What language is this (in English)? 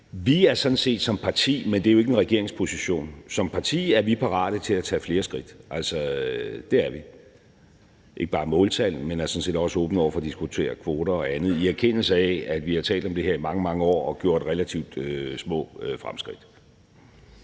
Danish